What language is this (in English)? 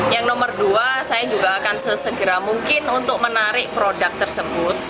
Indonesian